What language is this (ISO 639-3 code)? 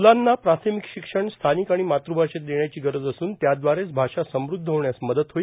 mar